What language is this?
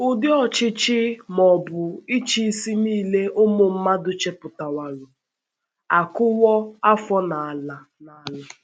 Igbo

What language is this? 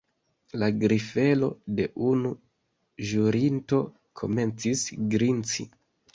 Esperanto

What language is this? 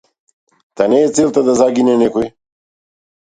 Macedonian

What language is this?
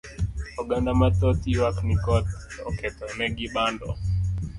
Luo (Kenya and Tanzania)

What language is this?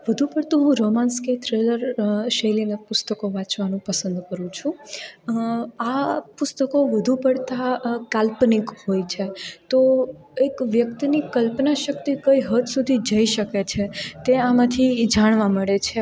Gujarati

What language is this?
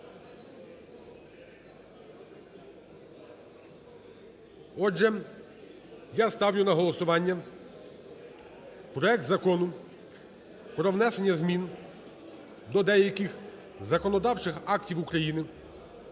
Ukrainian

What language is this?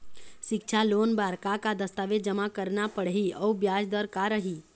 Chhattisgarhi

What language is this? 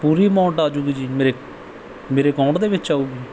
Punjabi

